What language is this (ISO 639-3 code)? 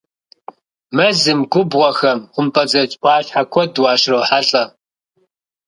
kbd